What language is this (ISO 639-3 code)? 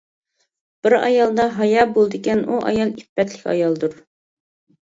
uig